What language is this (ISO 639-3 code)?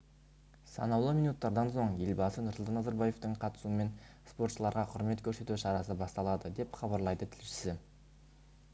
kaz